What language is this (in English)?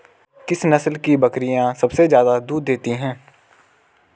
Hindi